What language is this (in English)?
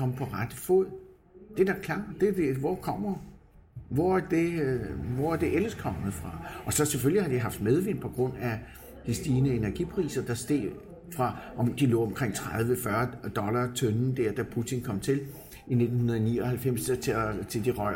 Danish